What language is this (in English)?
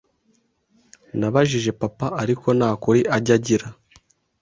Kinyarwanda